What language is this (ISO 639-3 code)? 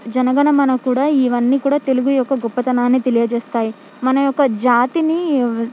tel